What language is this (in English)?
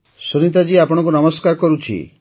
Odia